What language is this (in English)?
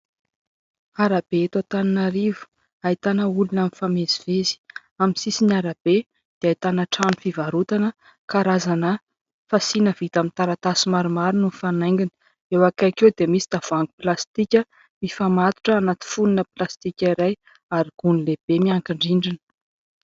Malagasy